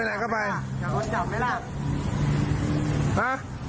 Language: Thai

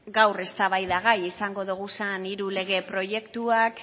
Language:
Basque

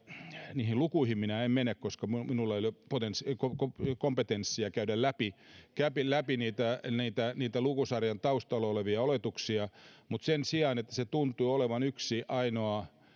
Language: Finnish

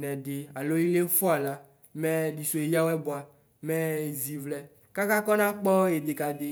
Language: Ikposo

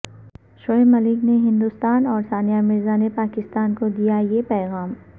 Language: Urdu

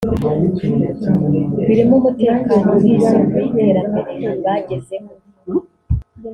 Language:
Kinyarwanda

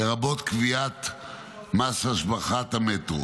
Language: Hebrew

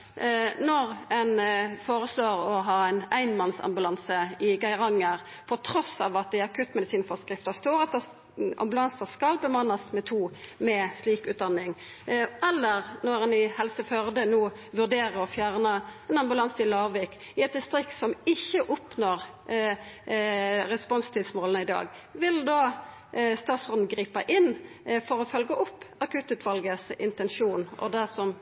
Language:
Norwegian Nynorsk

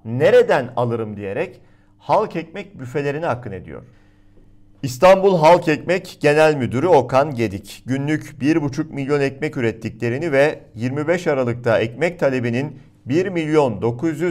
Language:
Turkish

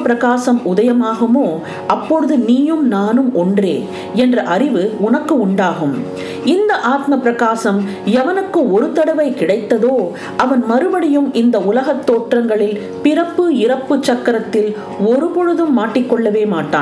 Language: Tamil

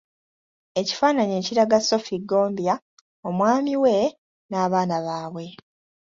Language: Ganda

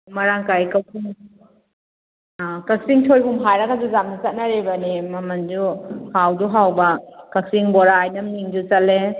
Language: Manipuri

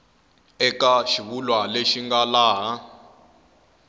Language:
Tsonga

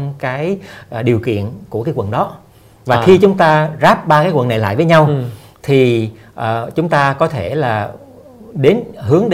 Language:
Vietnamese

